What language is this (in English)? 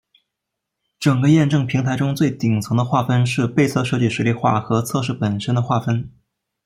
Chinese